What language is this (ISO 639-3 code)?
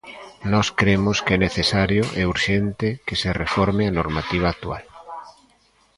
glg